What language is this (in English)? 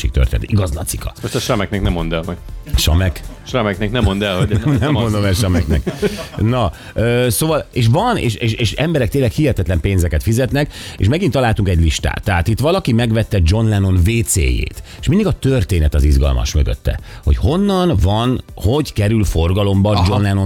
Hungarian